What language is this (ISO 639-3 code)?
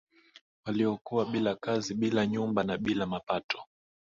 swa